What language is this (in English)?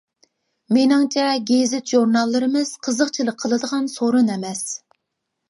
Uyghur